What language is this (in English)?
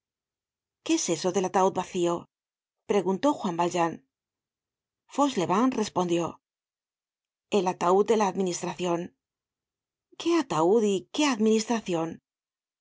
Spanish